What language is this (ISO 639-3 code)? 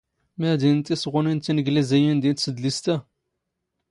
zgh